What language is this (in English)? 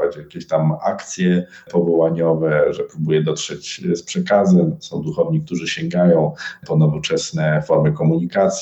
Polish